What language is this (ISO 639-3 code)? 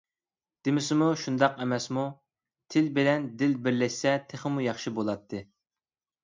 uig